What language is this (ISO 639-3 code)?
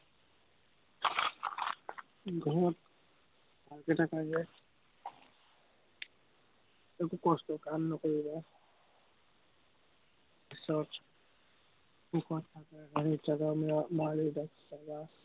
asm